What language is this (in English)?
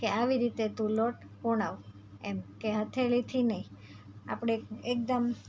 Gujarati